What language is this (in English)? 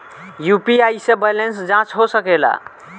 Bhojpuri